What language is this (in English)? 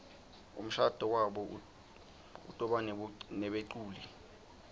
Swati